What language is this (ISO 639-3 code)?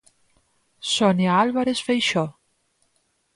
glg